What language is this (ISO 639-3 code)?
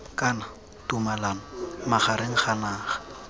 tsn